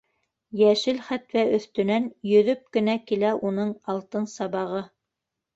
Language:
Bashkir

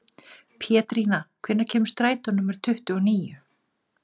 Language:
Icelandic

